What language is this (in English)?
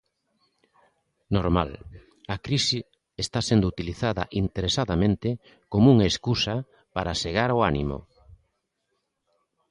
Galician